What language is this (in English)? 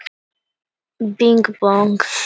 Icelandic